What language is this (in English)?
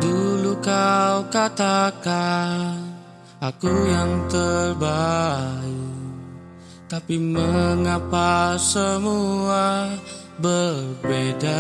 Indonesian